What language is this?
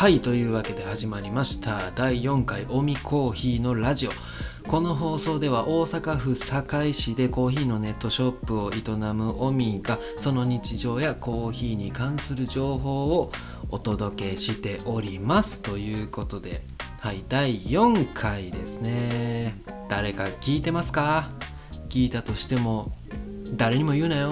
Japanese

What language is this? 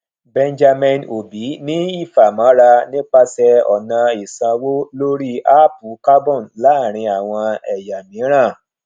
Yoruba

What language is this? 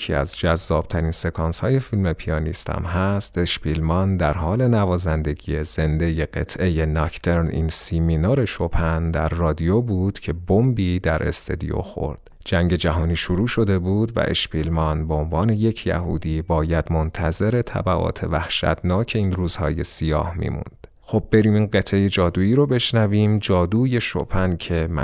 Persian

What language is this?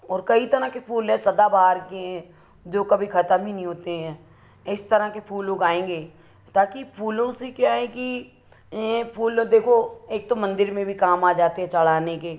Hindi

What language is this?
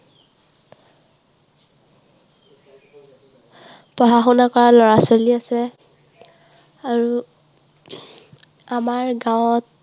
Assamese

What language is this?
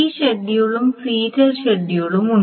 Malayalam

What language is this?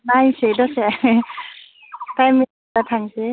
Bodo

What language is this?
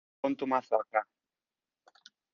Spanish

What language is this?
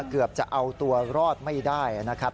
Thai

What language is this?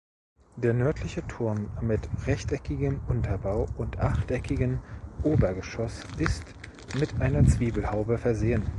German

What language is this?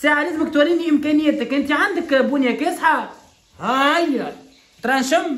Arabic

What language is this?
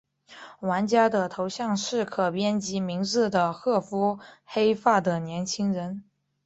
Chinese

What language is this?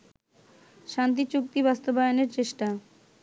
Bangla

